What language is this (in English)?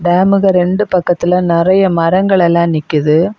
Tamil